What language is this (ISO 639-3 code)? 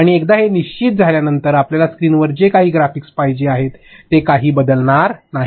mar